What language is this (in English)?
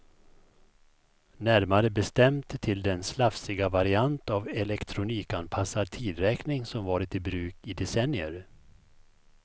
Swedish